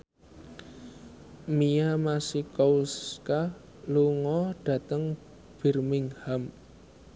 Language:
Javanese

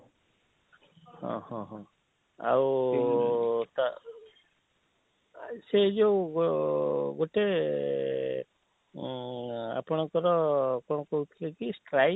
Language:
Odia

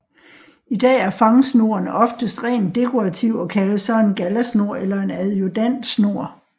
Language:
Danish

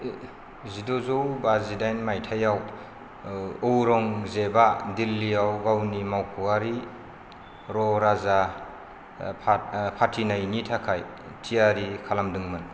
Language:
Bodo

